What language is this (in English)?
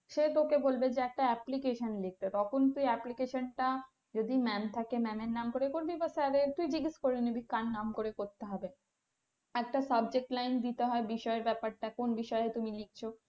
Bangla